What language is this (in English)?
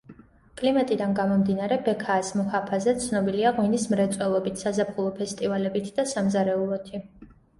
Georgian